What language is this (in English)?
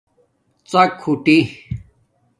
Domaaki